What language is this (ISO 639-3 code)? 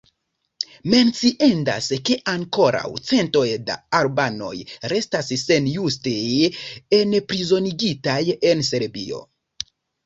epo